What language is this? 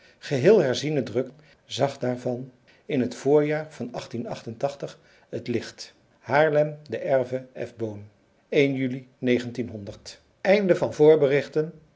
Dutch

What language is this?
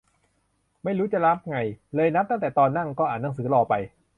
Thai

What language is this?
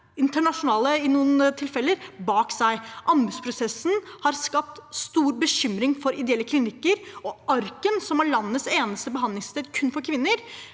Norwegian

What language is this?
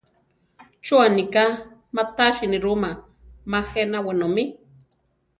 Central Tarahumara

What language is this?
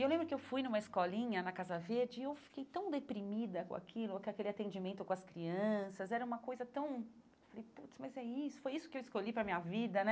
Portuguese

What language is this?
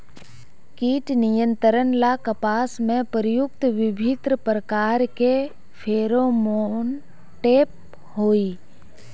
Magahi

